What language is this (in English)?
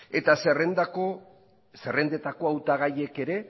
Basque